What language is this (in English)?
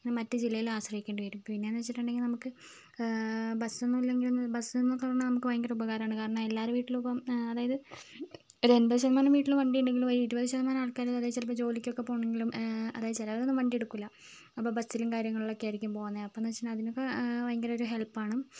Malayalam